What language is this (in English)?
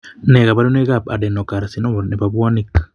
Kalenjin